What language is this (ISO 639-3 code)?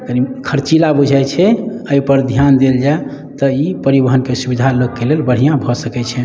mai